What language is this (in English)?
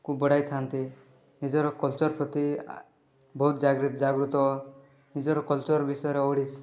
Odia